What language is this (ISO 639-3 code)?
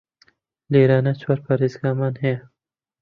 ckb